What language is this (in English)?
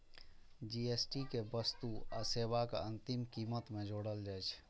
Maithili